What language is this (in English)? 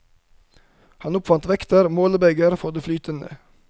Norwegian